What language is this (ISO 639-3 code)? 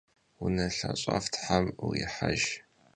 kbd